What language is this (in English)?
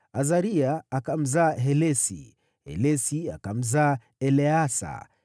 Swahili